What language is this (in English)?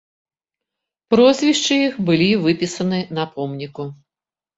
Belarusian